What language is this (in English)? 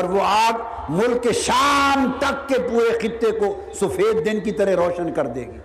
Urdu